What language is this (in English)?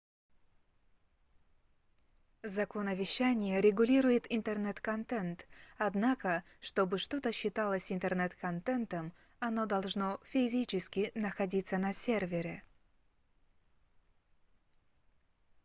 Russian